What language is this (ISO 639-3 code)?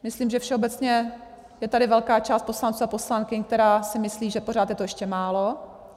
ces